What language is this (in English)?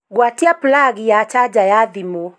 Kikuyu